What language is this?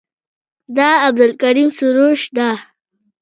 Pashto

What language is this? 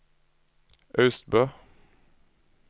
Norwegian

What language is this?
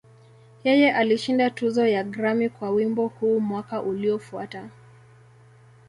Swahili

